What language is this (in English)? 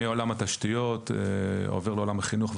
Hebrew